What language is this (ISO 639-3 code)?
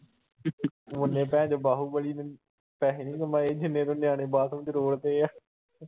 pan